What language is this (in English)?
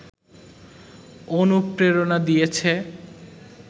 Bangla